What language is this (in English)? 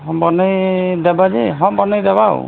Odia